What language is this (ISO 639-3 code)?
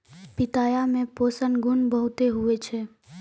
mai